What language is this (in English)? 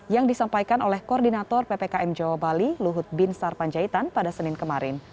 Indonesian